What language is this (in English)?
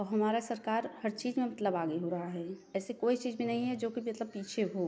Hindi